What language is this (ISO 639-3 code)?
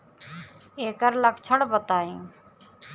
bho